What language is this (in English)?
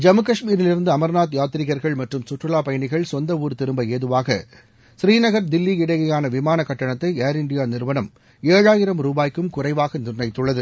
Tamil